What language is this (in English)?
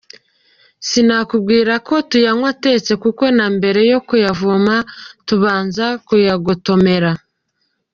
Kinyarwanda